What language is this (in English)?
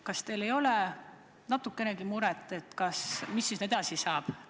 Estonian